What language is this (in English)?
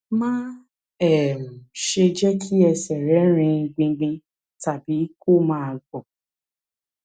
Yoruba